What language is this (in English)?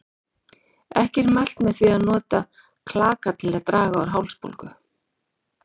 Icelandic